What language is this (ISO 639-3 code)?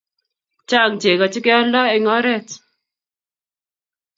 kln